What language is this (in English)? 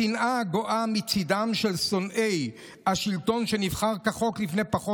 Hebrew